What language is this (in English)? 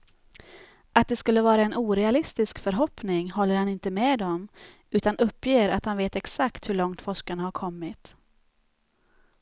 Swedish